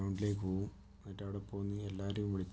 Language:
Malayalam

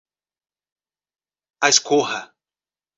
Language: Portuguese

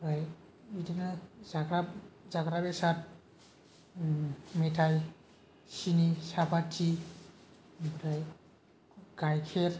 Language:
Bodo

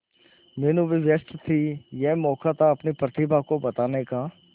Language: Hindi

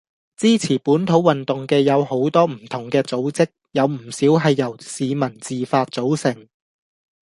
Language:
Cantonese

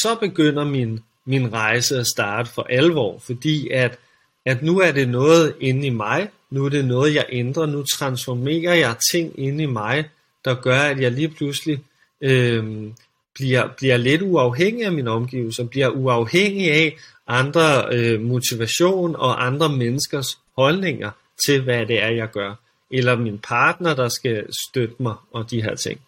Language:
Danish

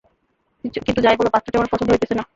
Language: Bangla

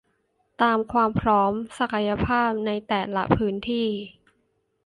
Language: Thai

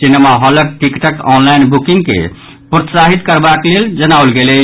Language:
Maithili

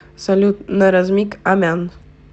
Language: Russian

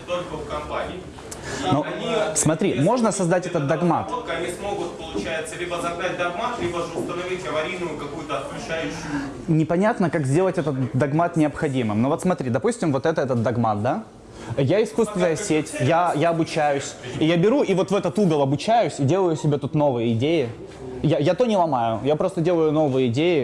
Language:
Russian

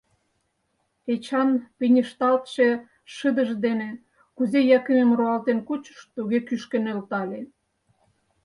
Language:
Mari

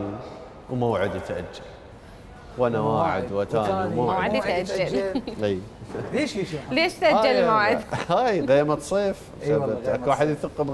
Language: Arabic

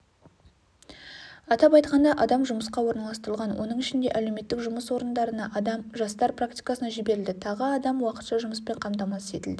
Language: Kazakh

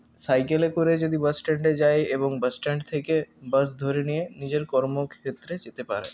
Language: Bangla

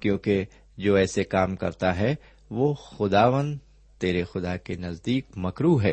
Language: Urdu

